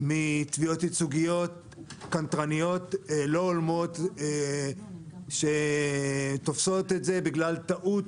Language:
Hebrew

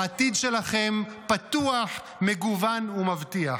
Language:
Hebrew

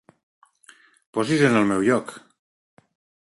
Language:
Catalan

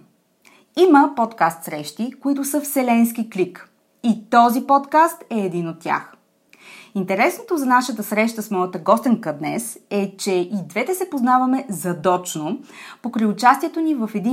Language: Bulgarian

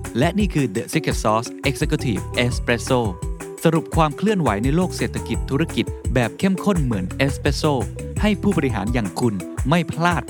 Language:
Thai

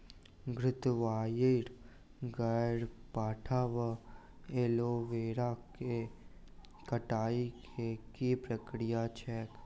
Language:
Maithili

